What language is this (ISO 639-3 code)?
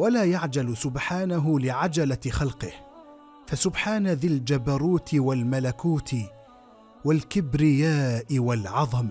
ara